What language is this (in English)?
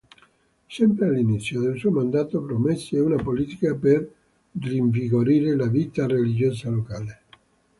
Italian